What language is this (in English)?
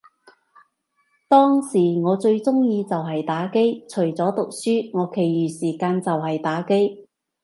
Cantonese